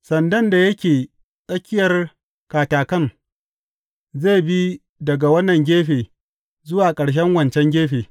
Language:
Hausa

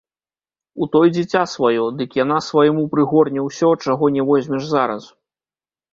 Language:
Belarusian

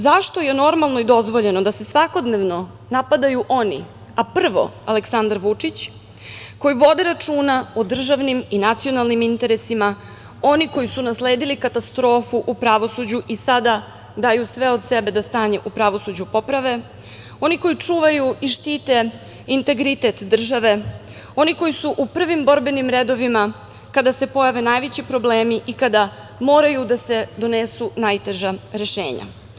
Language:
Serbian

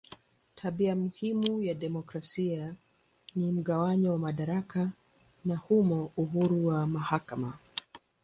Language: Swahili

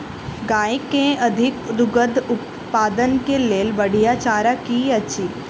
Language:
Maithili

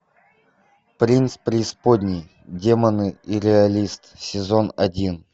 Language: Russian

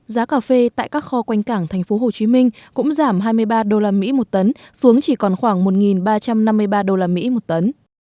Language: Vietnamese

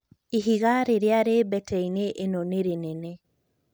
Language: Kikuyu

